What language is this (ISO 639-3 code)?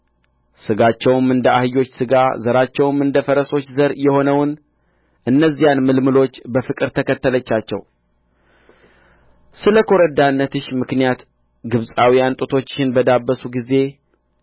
amh